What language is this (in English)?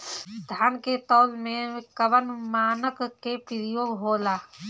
Bhojpuri